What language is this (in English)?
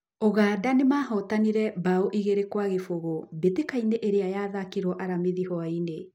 Kikuyu